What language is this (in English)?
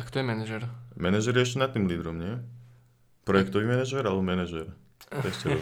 Slovak